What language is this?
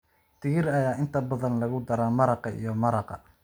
Somali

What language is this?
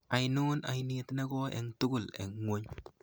Kalenjin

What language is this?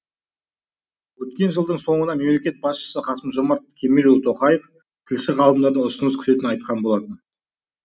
Kazakh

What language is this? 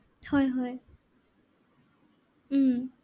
Assamese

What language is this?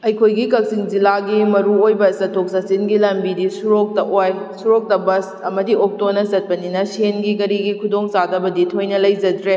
Manipuri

